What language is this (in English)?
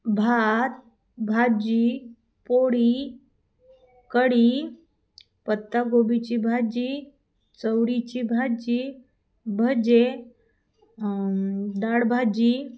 Marathi